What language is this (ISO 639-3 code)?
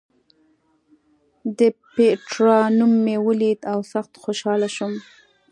pus